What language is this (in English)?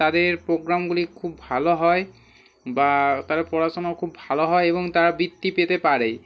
Bangla